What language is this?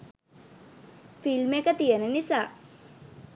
Sinhala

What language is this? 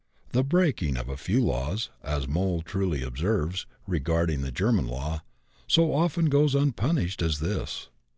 English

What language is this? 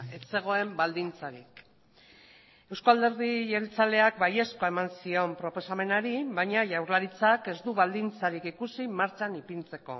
Basque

